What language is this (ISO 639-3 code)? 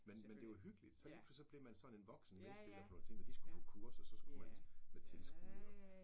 dan